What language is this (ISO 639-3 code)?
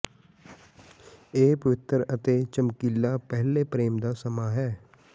pan